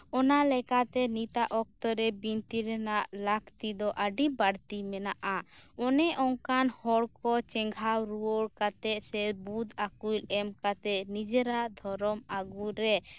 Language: Santali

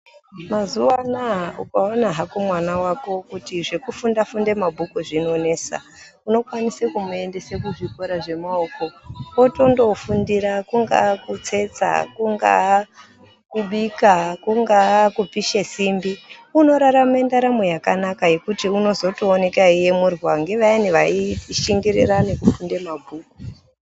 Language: Ndau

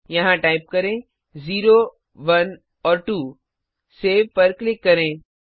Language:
Hindi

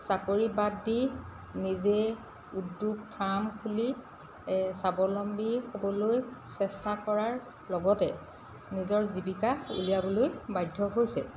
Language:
Assamese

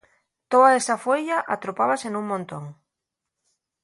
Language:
Asturian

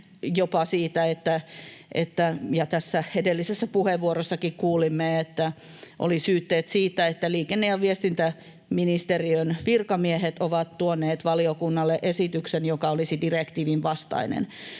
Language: Finnish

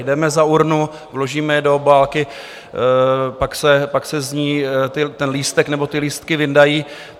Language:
Czech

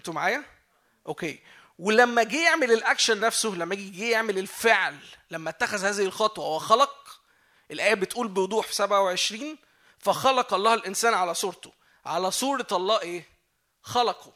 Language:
Arabic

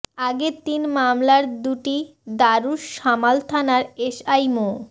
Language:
Bangla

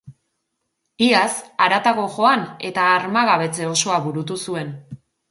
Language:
Basque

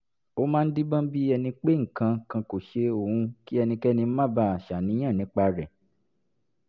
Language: Yoruba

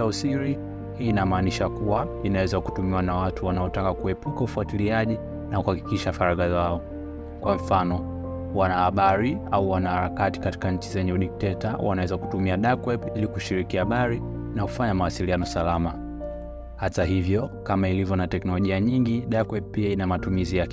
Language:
Swahili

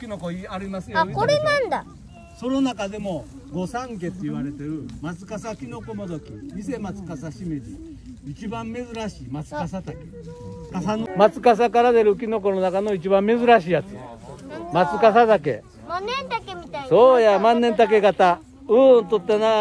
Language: Japanese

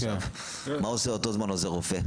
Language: Hebrew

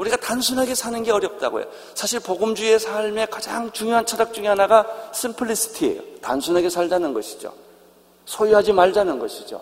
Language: Korean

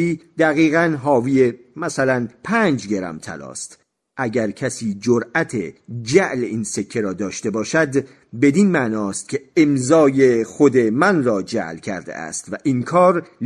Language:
Persian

